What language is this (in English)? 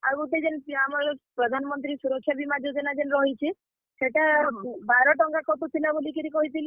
Odia